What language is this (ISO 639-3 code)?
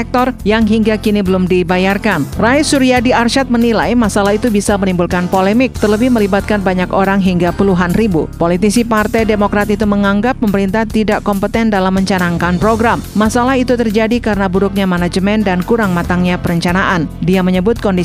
ind